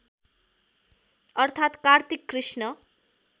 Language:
Nepali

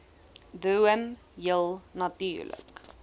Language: Afrikaans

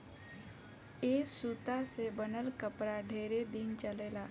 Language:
Bhojpuri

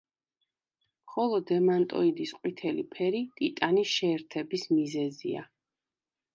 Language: Georgian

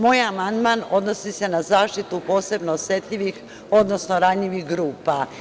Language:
Serbian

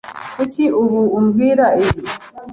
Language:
Kinyarwanda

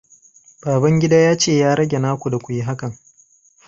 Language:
Hausa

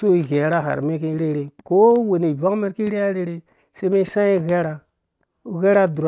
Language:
Dũya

